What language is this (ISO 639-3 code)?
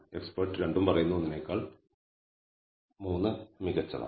mal